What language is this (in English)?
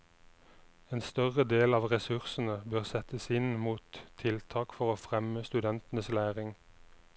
Norwegian